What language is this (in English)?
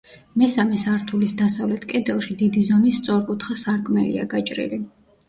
Georgian